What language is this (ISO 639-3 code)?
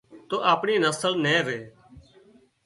kxp